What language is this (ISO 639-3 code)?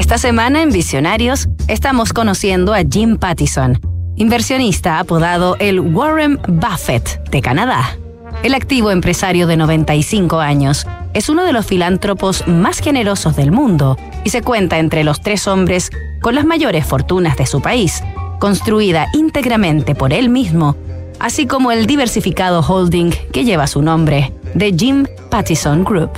spa